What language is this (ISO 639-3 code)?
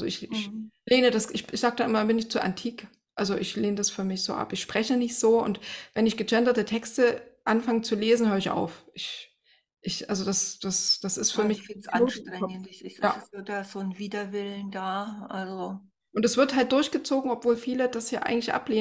deu